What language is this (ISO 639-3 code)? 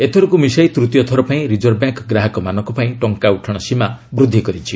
ori